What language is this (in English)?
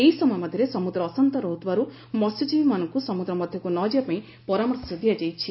Odia